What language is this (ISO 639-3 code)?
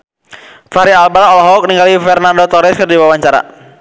sun